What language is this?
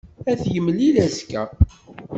Kabyle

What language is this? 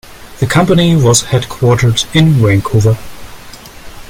English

